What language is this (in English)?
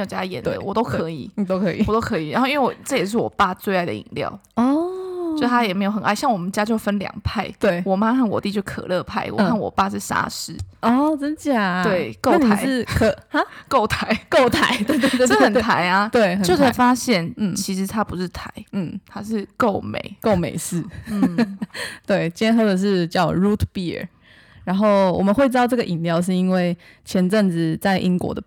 Chinese